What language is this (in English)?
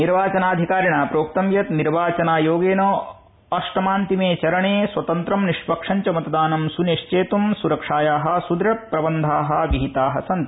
Sanskrit